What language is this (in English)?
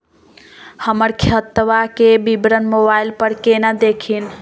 Magahi